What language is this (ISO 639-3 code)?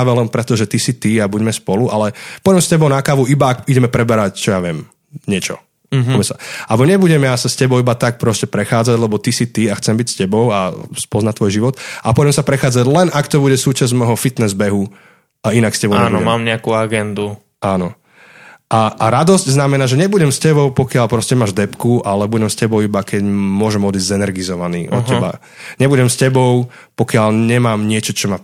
slk